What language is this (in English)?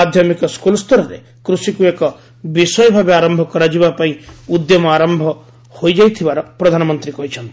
Odia